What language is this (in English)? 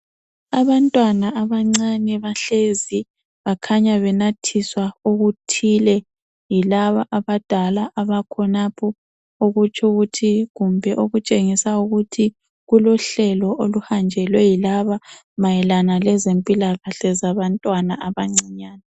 North Ndebele